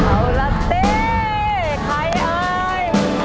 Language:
Thai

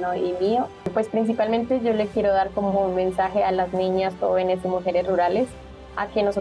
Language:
Spanish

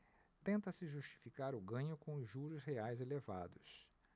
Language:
Portuguese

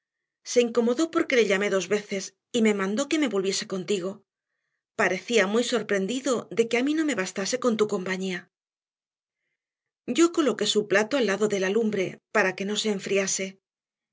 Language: Spanish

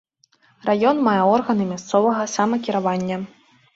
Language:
Belarusian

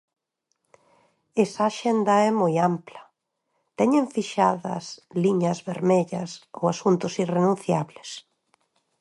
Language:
Galician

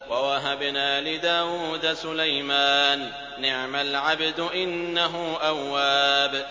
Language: Arabic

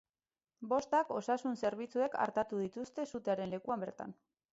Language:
Basque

